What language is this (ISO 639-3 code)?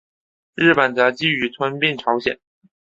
zho